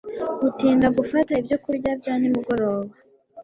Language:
Kinyarwanda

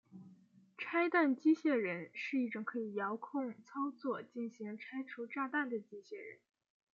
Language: Chinese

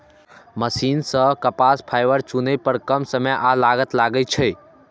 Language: Maithili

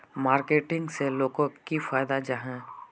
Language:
Magahi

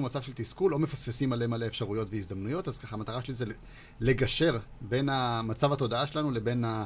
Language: Hebrew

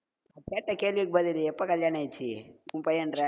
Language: Tamil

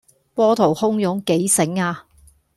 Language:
Cantonese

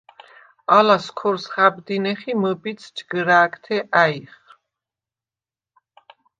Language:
Svan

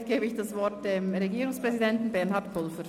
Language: Swiss German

